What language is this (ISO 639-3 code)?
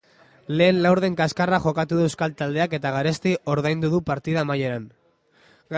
eus